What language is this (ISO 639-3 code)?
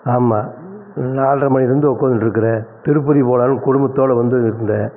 tam